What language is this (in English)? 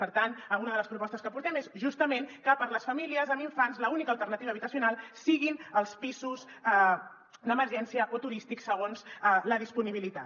Catalan